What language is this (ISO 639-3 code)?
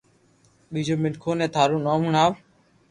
lrk